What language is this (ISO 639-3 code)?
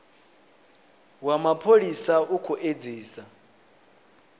ven